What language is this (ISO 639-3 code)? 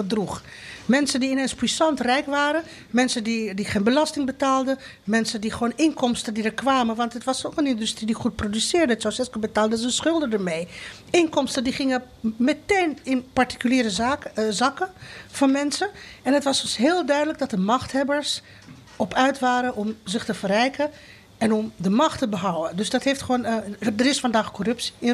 nld